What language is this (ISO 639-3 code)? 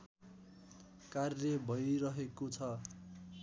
nep